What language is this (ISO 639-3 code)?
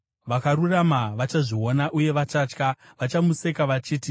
sna